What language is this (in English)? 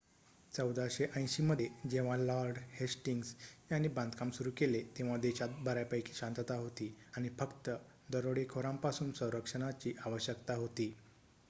Marathi